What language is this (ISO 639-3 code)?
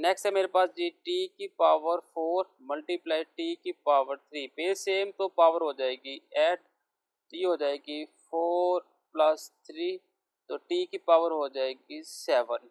hin